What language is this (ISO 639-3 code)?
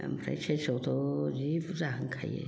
brx